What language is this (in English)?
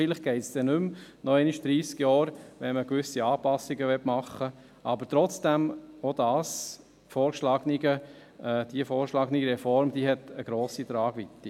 Swiss German